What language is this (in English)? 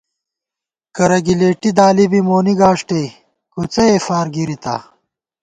Gawar-Bati